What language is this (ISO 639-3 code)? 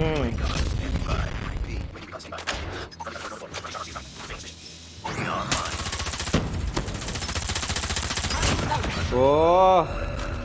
ind